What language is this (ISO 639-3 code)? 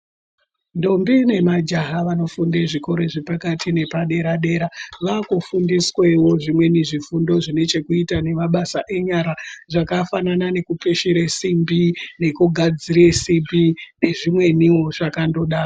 ndc